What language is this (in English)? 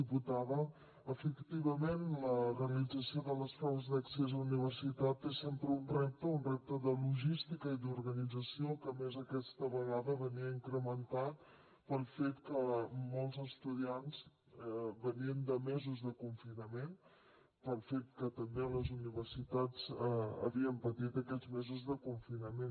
Catalan